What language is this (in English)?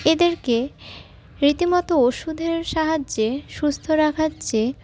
Bangla